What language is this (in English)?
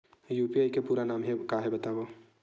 Chhattisgarhi